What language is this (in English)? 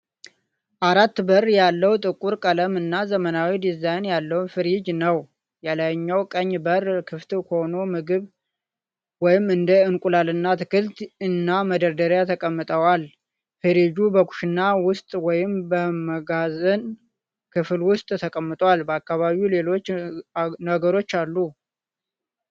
Amharic